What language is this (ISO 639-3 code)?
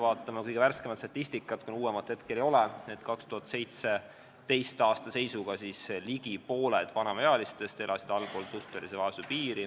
est